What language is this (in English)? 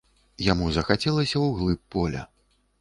Belarusian